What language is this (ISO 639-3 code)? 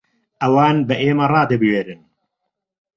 ckb